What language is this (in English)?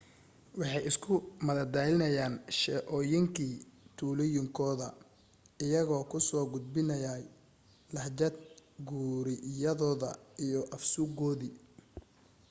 Somali